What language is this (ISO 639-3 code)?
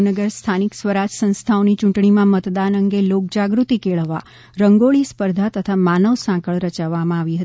guj